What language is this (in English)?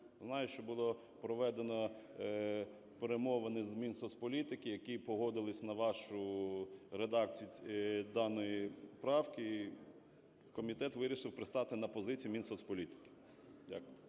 Ukrainian